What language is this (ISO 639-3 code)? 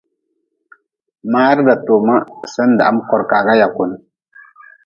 nmz